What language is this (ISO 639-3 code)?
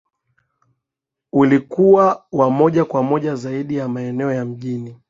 swa